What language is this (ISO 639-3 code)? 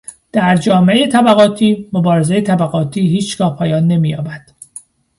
fas